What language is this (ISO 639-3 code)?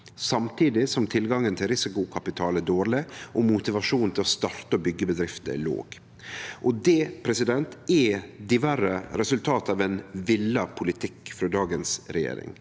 nor